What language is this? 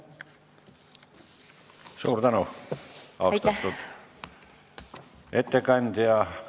Estonian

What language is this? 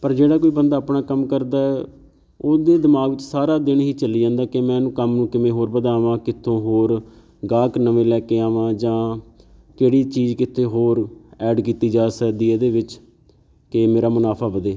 Punjabi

